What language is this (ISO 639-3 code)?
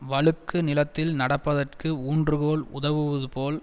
tam